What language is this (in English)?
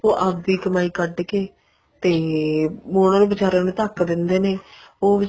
Punjabi